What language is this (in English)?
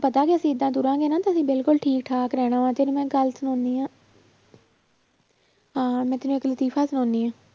Punjabi